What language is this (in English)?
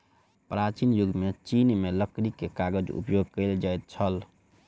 Maithili